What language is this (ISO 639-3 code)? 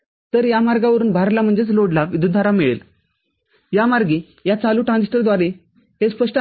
mar